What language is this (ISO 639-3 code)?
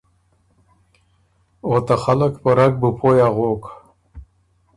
oru